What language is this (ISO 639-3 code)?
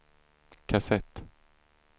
swe